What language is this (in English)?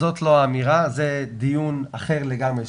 Hebrew